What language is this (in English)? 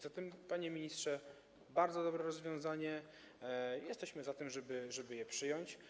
Polish